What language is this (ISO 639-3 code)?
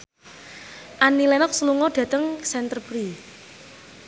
jav